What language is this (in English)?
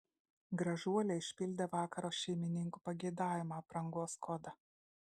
Lithuanian